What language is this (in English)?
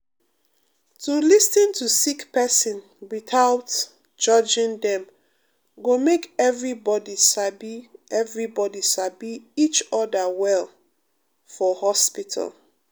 Nigerian Pidgin